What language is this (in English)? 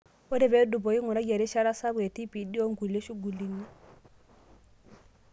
Masai